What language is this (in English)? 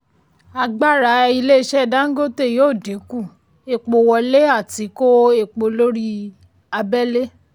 Yoruba